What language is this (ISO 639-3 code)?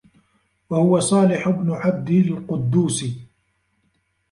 ara